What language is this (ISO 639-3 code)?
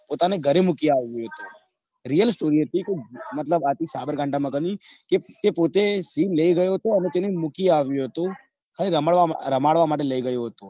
guj